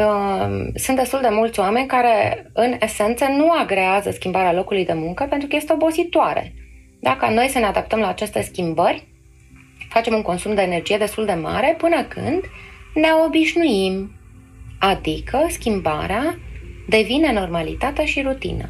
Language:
Romanian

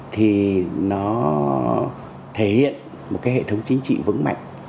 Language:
Vietnamese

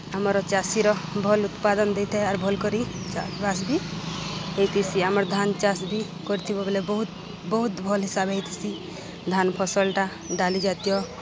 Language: Odia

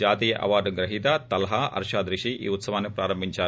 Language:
Telugu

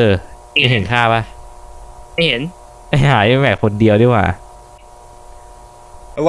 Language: Thai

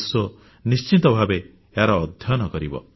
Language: Odia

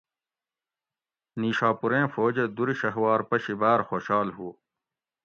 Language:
Gawri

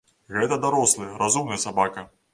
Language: Belarusian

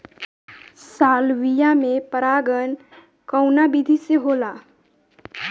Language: Bhojpuri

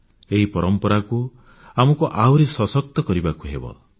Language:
Odia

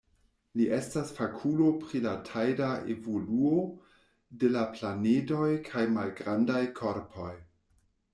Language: Esperanto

